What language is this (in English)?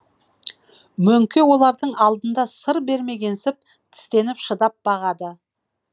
Kazakh